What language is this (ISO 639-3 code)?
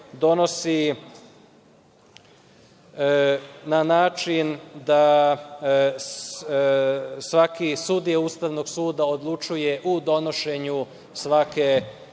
srp